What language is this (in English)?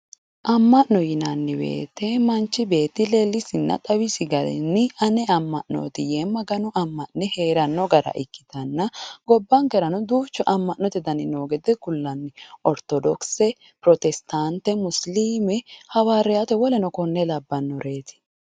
Sidamo